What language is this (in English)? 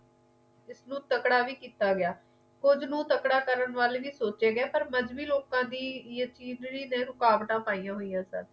Punjabi